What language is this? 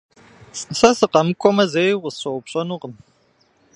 Kabardian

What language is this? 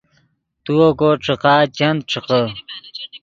Yidgha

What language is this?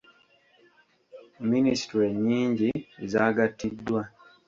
Ganda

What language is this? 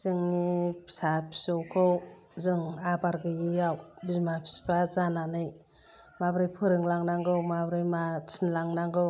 Bodo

